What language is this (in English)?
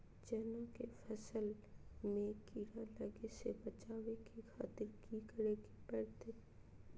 Magahi